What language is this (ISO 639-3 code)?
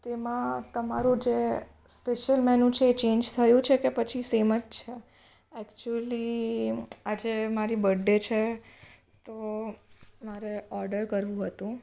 guj